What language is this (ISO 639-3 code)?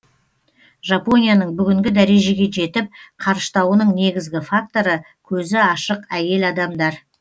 kaz